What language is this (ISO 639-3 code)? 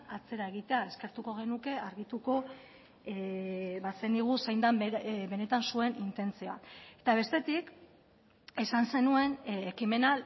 eus